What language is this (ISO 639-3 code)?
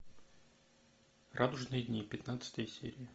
rus